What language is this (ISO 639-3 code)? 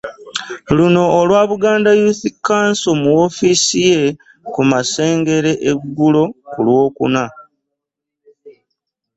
lug